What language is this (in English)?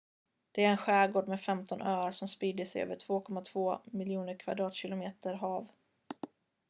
Swedish